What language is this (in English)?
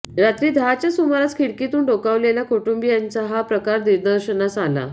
Marathi